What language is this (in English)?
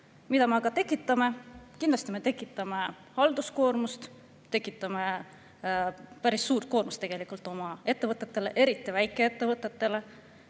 Estonian